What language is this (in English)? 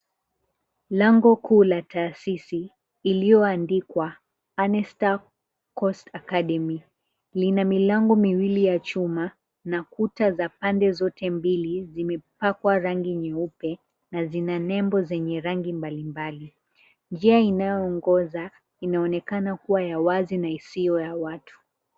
Swahili